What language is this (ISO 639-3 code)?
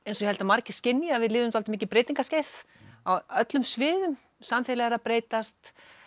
isl